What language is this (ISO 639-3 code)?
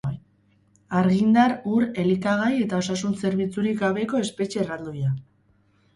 eus